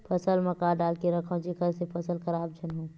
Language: Chhattisgarhi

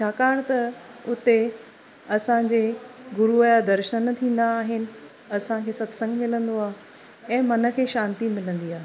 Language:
Sindhi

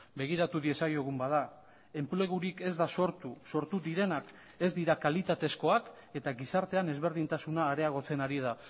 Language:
Basque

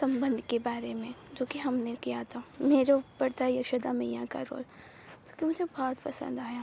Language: Hindi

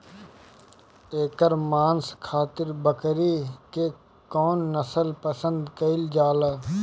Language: Bhojpuri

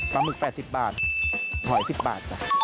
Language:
Thai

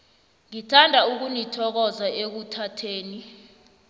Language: South Ndebele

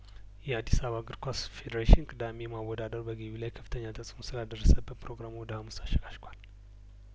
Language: Amharic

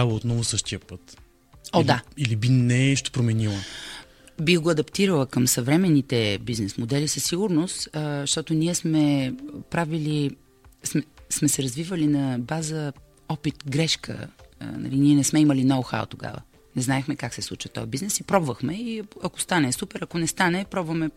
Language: Bulgarian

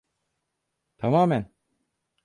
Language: Turkish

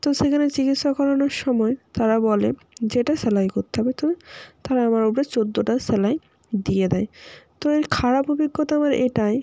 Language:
Bangla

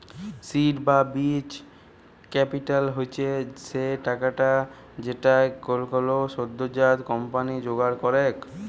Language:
Bangla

